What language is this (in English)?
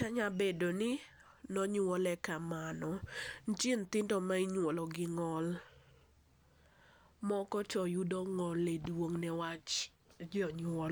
Luo (Kenya and Tanzania)